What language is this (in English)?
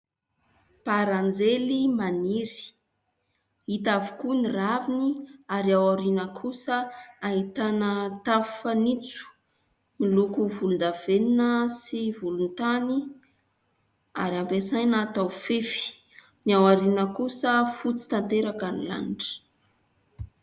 Malagasy